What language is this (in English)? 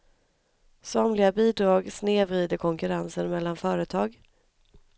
Swedish